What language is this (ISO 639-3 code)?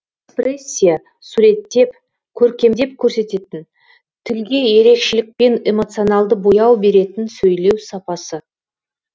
kaz